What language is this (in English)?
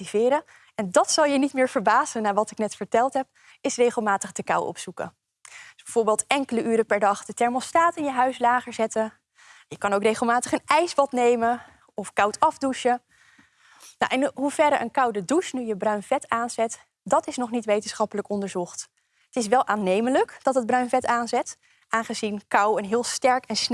Dutch